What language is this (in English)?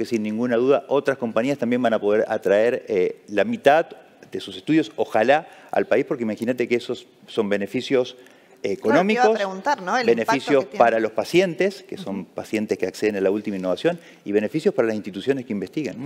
Spanish